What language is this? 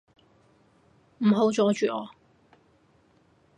Cantonese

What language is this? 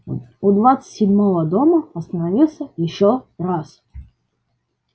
Russian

